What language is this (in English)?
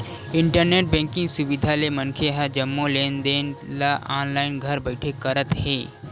Chhattisgarhi